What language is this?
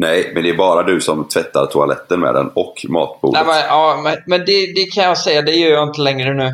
Swedish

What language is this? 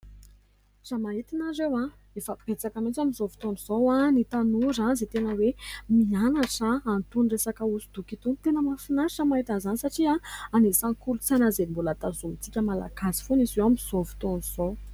Malagasy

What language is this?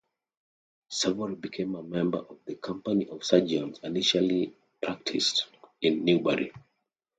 English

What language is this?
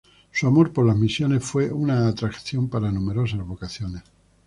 Spanish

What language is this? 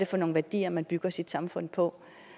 Danish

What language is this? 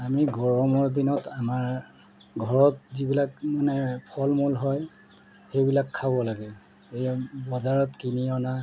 Assamese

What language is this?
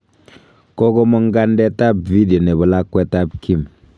Kalenjin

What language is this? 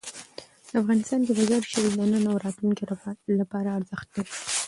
Pashto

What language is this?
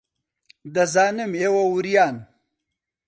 Central Kurdish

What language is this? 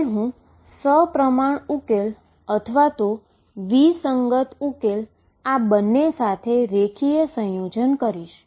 Gujarati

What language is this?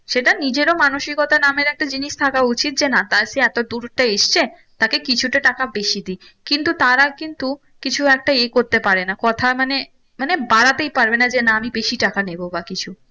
Bangla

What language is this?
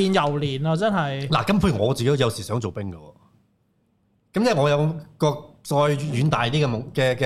Chinese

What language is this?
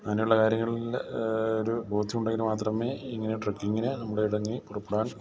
Malayalam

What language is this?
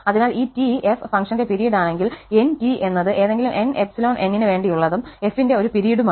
Malayalam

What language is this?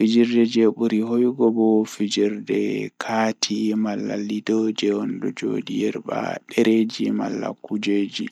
Fula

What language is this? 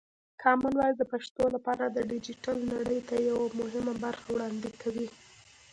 Pashto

